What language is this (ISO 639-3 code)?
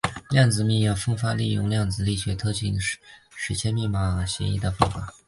zho